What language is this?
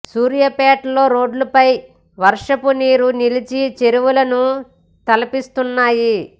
Telugu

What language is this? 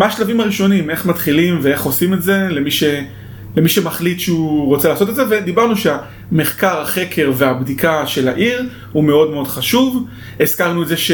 Hebrew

